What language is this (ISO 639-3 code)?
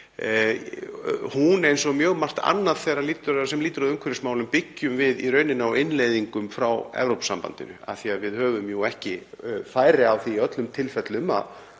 isl